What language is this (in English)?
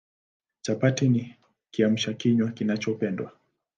Swahili